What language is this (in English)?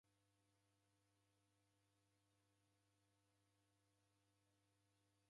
Taita